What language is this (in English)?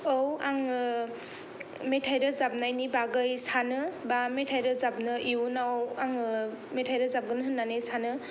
Bodo